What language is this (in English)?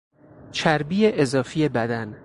Persian